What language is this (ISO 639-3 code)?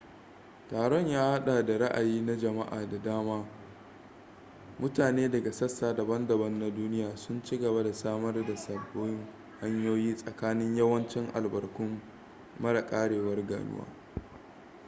hau